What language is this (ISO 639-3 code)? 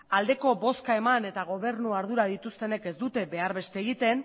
eus